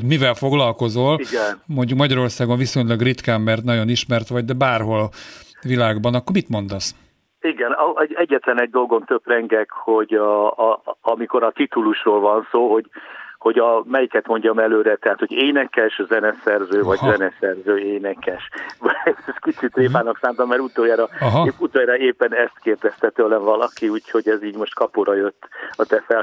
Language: Hungarian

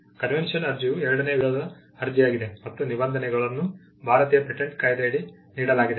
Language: Kannada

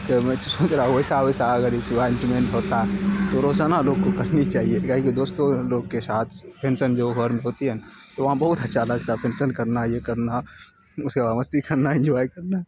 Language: Urdu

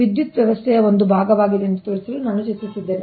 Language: Kannada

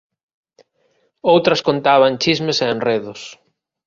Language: Galician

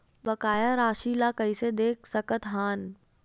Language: Chhattisgarhi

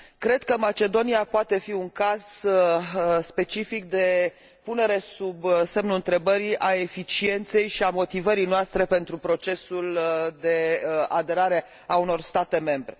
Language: Romanian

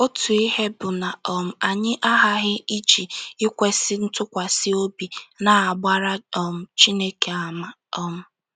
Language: Igbo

